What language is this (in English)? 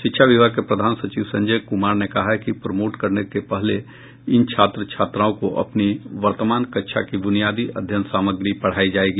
Hindi